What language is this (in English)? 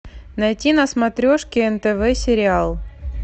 Russian